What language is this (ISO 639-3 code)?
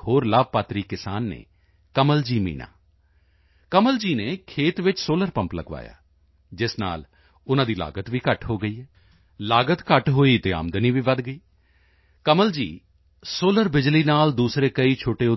pan